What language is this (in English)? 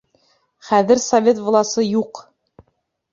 Bashkir